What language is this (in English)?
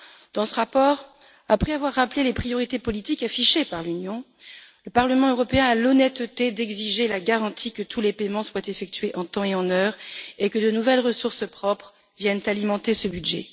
French